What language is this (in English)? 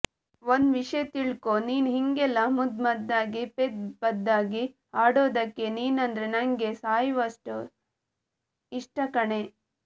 Kannada